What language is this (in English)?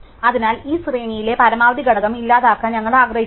Malayalam